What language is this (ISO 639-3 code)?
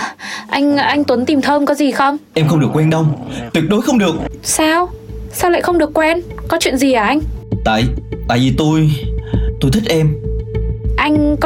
vie